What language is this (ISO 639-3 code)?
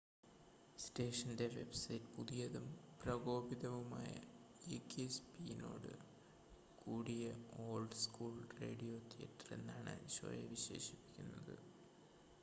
mal